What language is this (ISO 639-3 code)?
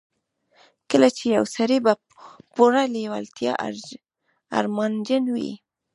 pus